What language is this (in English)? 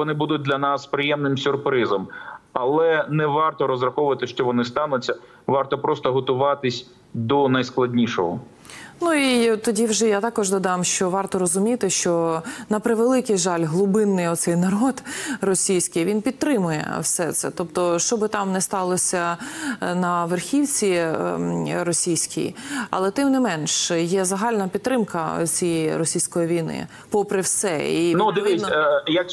Ukrainian